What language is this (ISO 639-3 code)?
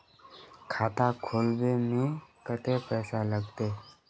mag